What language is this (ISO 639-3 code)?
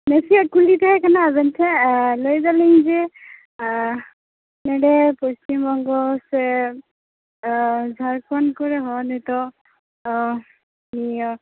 sat